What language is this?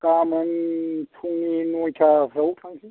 Bodo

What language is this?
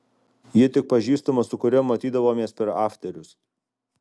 Lithuanian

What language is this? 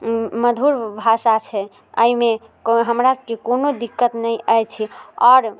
Maithili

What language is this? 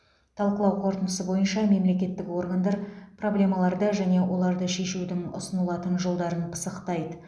Kazakh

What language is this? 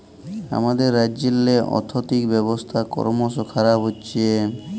Bangla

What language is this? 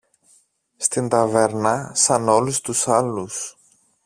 Greek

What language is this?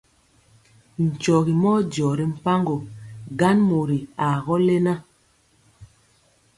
Mpiemo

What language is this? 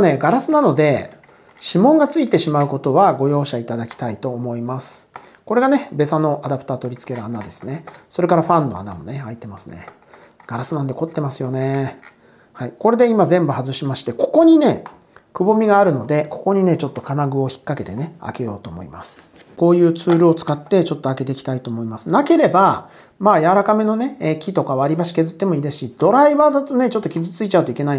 Japanese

